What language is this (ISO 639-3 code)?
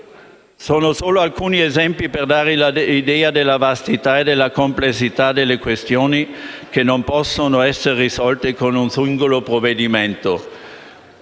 ita